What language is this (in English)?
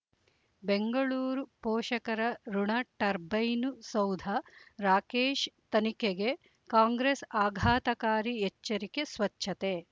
Kannada